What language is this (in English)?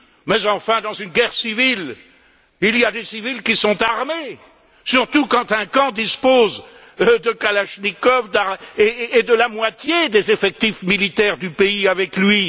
French